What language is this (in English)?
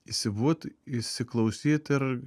Lithuanian